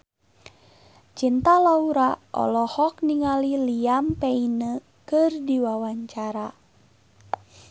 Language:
Sundanese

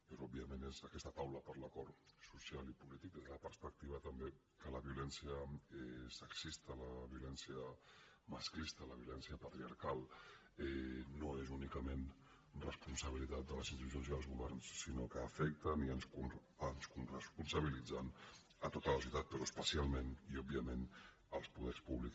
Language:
Catalan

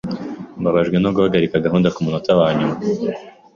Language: Kinyarwanda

